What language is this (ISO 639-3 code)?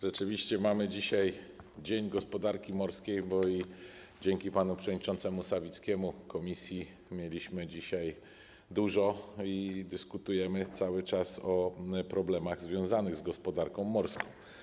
pol